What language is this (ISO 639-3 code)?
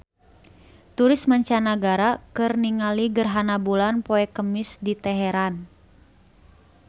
sun